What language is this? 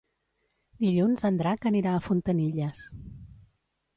Catalan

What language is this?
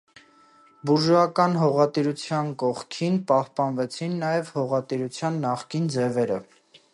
Armenian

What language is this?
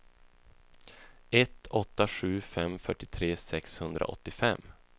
Swedish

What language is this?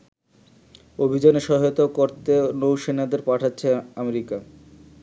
Bangla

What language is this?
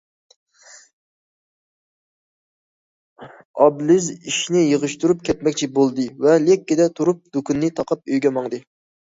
Uyghur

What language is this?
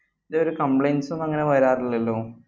Malayalam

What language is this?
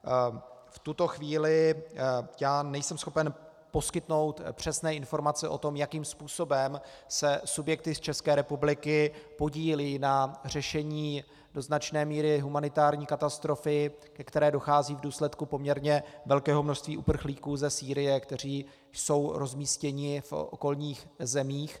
Czech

